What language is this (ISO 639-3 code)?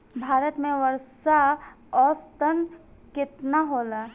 bho